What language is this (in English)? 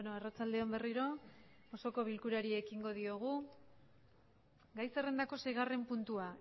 Basque